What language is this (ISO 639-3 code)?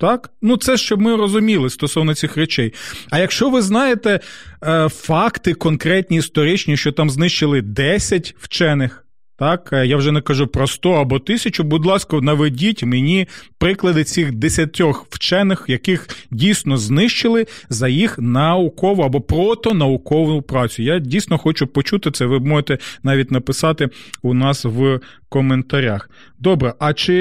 ukr